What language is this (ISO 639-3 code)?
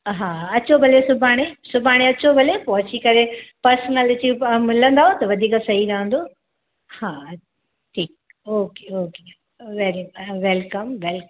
snd